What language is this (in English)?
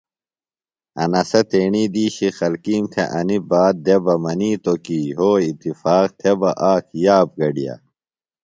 Phalura